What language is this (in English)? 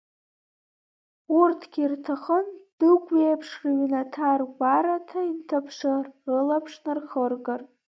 Abkhazian